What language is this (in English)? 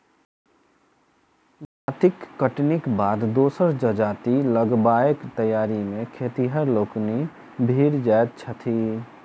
Maithili